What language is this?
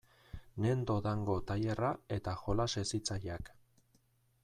Basque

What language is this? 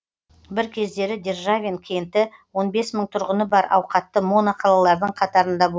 Kazakh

